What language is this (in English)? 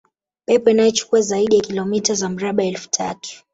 Swahili